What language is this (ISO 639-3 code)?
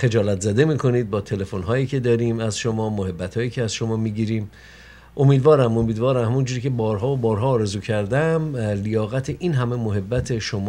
fas